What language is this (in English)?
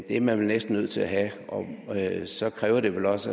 Danish